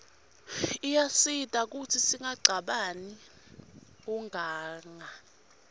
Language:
Swati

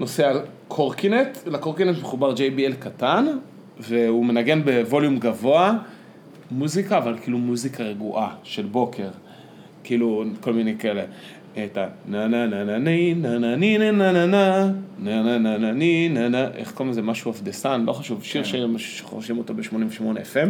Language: Hebrew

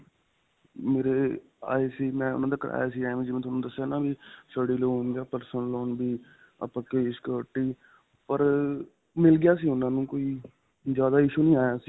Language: Punjabi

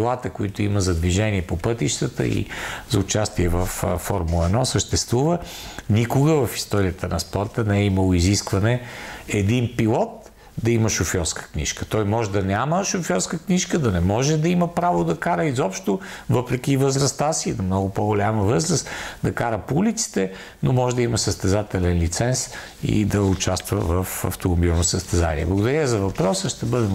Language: Bulgarian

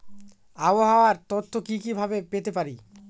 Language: Bangla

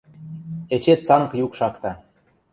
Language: Western Mari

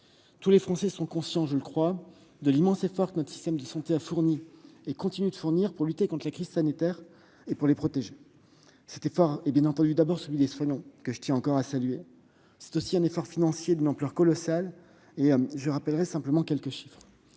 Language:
French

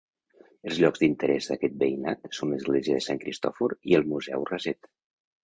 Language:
Catalan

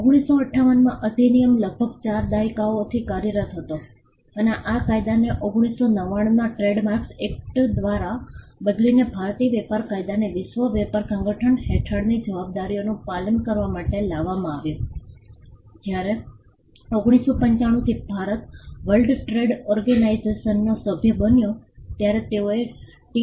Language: Gujarati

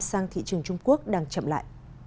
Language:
Vietnamese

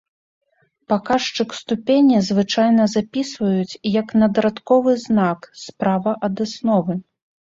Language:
Belarusian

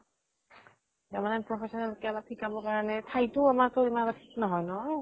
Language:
Assamese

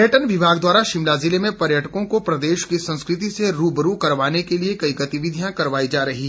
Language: Hindi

